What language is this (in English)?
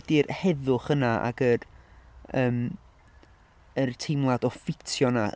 Welsh